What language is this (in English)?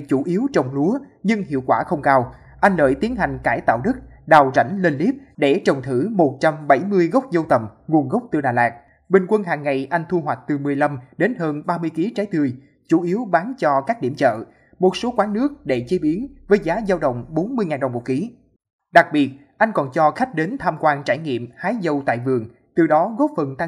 Vietnamese